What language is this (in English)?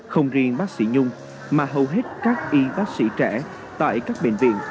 Vietnamese